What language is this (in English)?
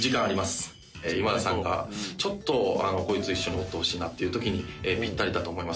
Japanese